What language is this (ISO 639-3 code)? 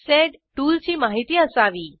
mar